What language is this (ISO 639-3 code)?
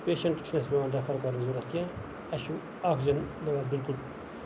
kas